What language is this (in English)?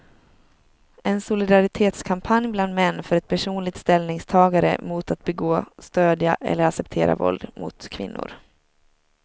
Swedish